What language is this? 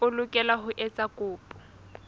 Southern Sotho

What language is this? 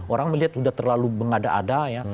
Indonesian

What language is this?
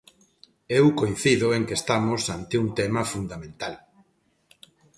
Galician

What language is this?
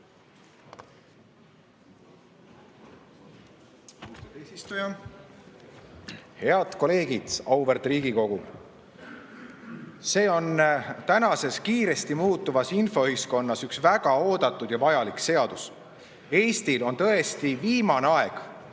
Estonian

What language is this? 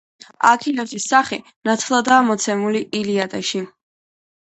Georgian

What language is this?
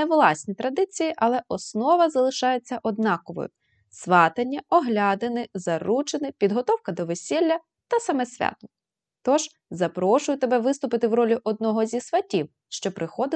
Ukrainian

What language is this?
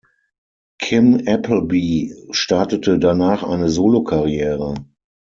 German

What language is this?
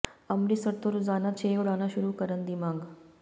Punjabi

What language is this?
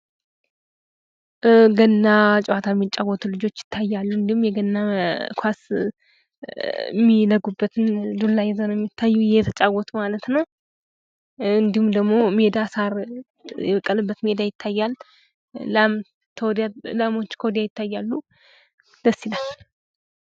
Amharic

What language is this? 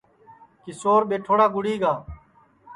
Sansi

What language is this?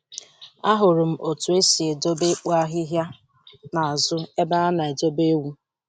Igbo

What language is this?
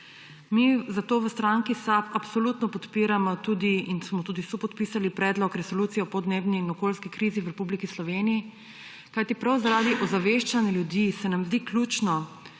Slovenian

